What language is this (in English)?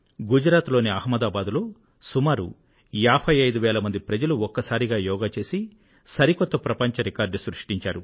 Telugu